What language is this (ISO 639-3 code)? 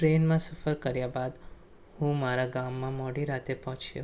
guj